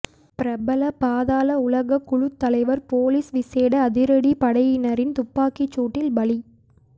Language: Tamil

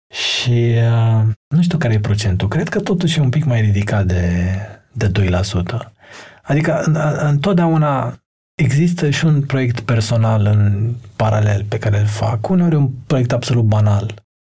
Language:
Romanian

